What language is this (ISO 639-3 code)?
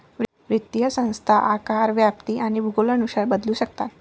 mar